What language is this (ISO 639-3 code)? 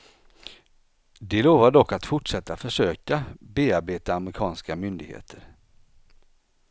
swe